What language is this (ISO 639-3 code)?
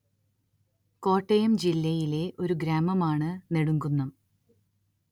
mal